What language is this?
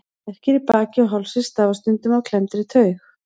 Icelandic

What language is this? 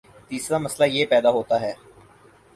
Urdu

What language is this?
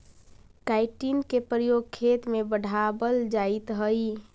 Magahi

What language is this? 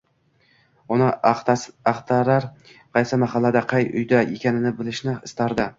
Uzbek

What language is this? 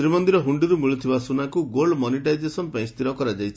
Odia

